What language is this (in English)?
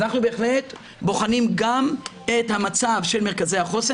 Hebrew